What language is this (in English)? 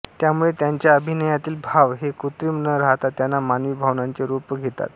Marathi